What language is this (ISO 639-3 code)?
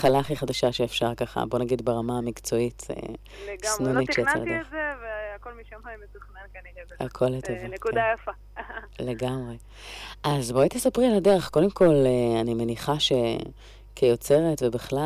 heb